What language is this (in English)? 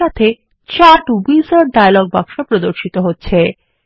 Bangla